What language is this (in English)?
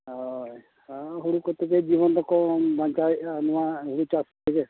Santali